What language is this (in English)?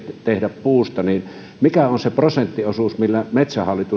Finnish